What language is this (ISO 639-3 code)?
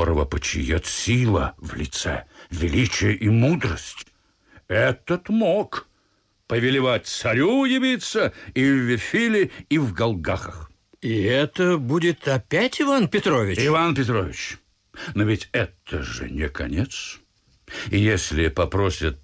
rus